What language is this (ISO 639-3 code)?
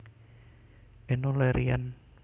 jav